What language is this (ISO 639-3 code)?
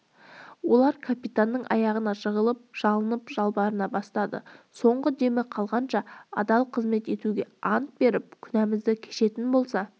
kaz